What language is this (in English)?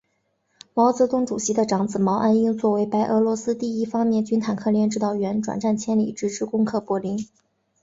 Chinese